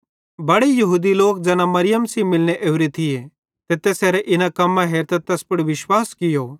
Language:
Bhadrawahi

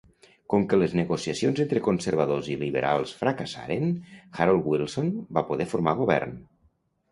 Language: Catalan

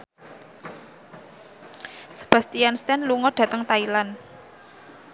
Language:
Javanese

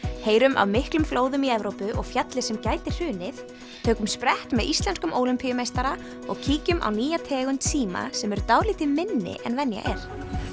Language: Icelandic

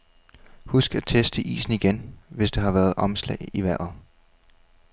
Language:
Danish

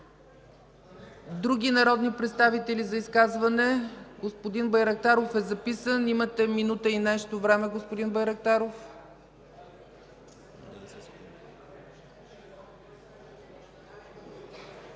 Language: Bulgarian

